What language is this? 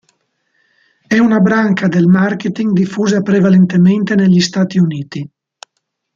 Italian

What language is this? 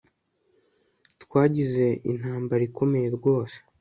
Kinyarwanda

